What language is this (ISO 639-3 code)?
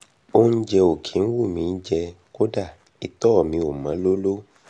yor